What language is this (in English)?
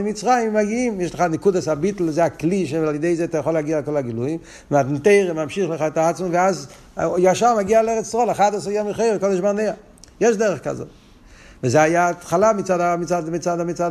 Hebrew